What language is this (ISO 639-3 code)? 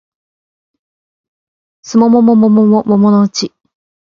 jpn